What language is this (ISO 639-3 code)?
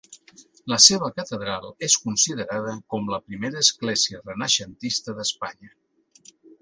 cat